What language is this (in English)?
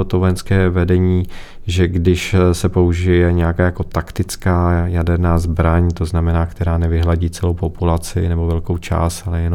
Czech